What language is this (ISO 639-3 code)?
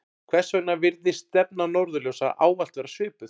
isl